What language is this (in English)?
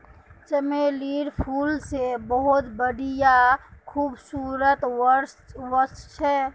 Magahi